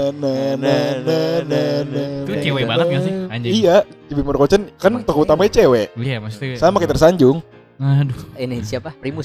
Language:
Indonesian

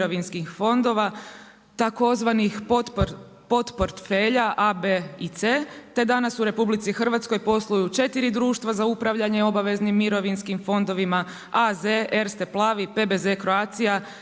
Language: Croatian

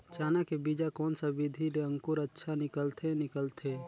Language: Chhattisgarhi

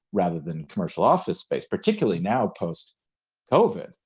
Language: English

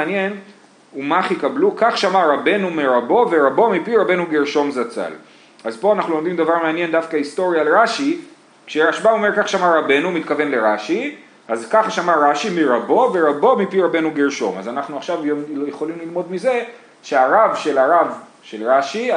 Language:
Hebrew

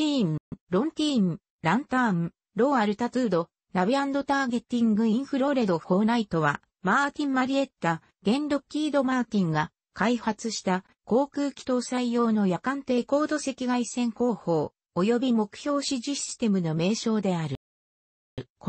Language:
Japanese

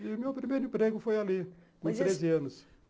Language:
Portuguese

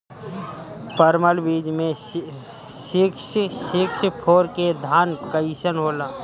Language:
Bhojpuri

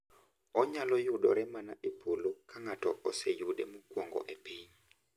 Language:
Luo (Kenya and Tanzania)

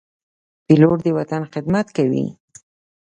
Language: Pashto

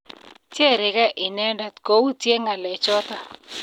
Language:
Kalenjin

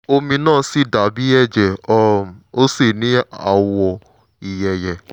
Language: Yoruba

